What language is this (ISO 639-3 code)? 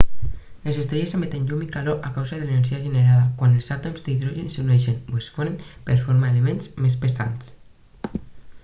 cat